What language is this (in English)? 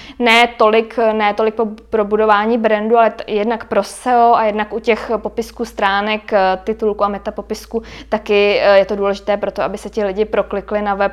Czech